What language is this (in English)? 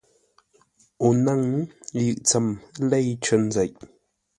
Ngombale